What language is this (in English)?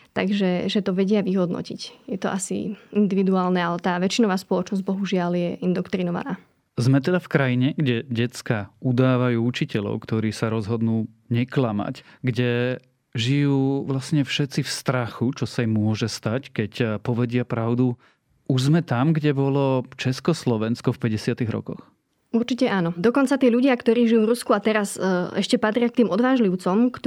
Slovak